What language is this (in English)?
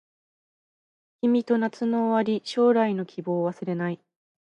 Japanese